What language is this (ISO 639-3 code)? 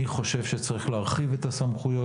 heb